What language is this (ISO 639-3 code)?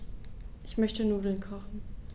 deu